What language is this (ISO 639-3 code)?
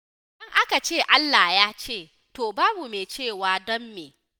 hau